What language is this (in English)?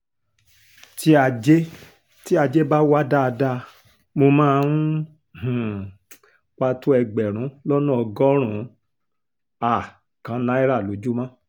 Yoruba